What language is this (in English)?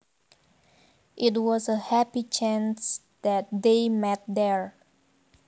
Javanese